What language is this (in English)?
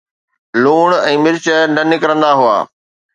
Sindhi